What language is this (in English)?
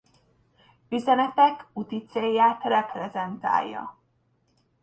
Hungarian